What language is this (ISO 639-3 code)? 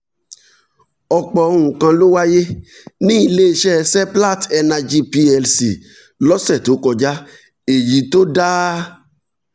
yor